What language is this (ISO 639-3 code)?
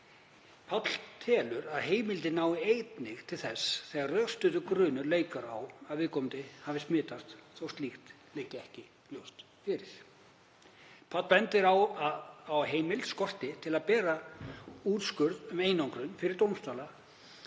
isl